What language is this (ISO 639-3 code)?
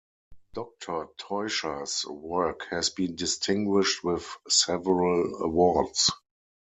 eng